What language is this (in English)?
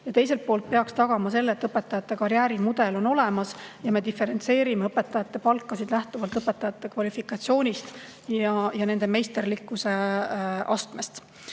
Estonian